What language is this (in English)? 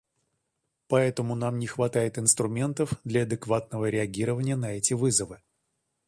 Russian